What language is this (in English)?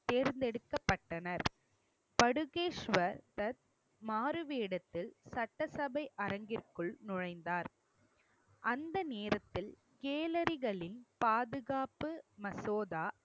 Tamil